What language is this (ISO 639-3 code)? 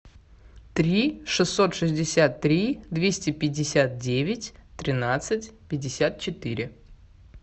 rus